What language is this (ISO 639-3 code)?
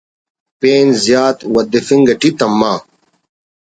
brh